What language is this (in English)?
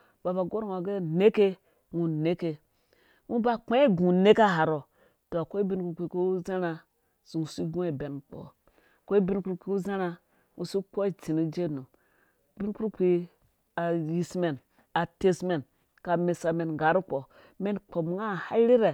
Dũya